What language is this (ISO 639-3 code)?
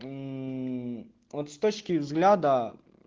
rus